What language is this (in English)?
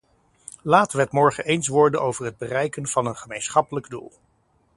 Dutch